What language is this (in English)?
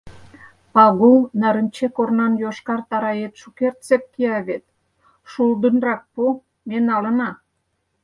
Mari